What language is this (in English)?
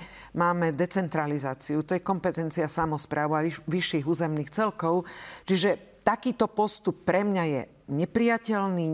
Slovak